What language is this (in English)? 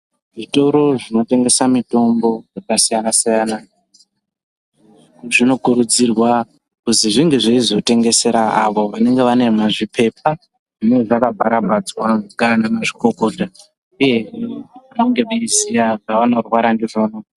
Ndau